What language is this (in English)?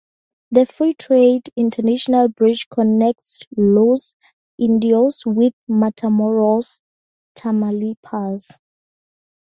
English